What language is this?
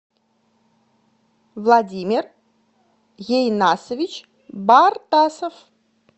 Russian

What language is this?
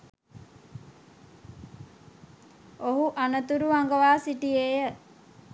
Sinhala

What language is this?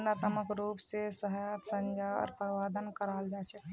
Magahi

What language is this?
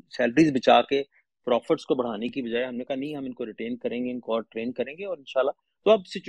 Urdu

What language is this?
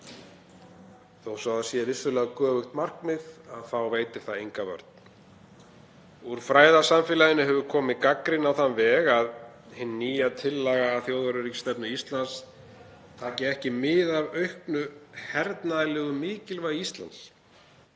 Icelandic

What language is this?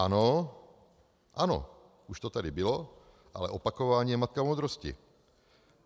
Czech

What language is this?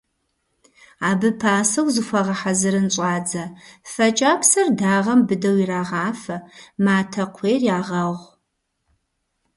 Kabardian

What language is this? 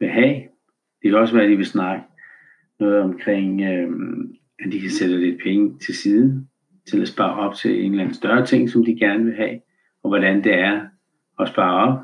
Danish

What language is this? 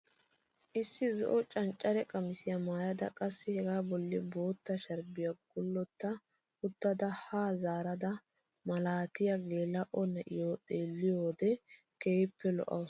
Wolaytta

